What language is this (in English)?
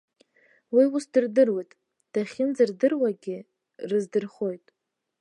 Abkhazian